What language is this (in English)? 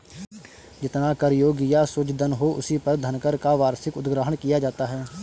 Hindi